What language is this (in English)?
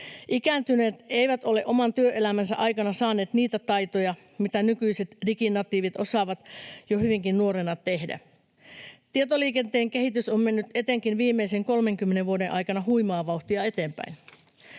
Finnish